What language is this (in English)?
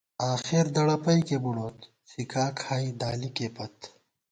Gawar-Bati